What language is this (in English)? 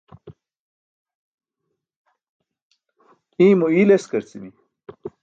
Burushaski